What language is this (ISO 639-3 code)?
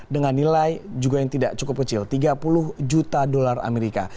ind